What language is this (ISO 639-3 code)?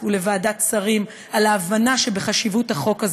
heb